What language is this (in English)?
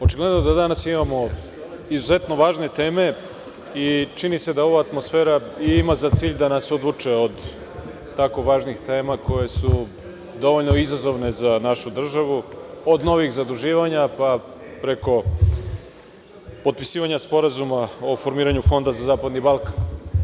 Serbian